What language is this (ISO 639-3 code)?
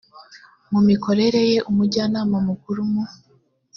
kin